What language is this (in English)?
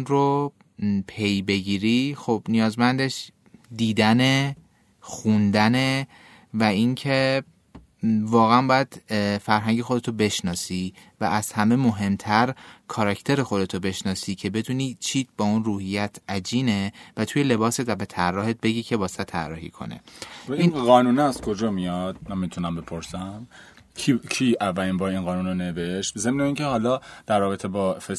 Persian